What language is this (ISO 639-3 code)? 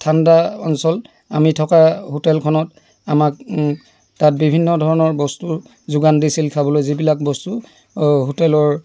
asm